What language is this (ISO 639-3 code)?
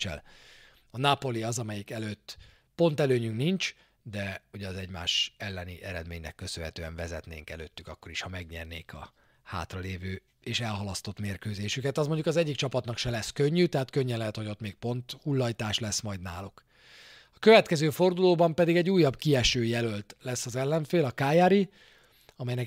hun